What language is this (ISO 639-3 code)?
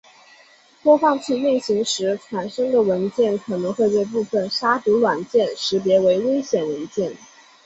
zho